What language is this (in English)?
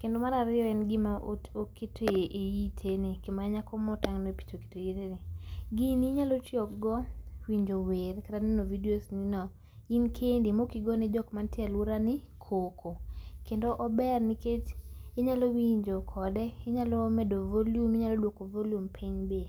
Luo (Kenya and Tanzania)